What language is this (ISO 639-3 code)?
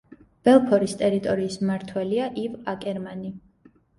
kat